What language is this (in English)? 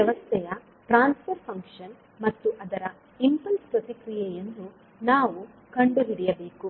Kannada